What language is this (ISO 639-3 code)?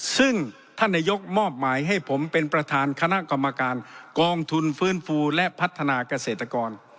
tha